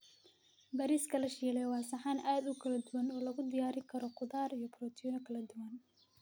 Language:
Somali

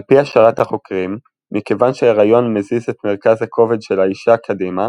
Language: Hebrew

